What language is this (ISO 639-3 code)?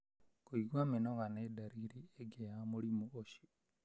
kik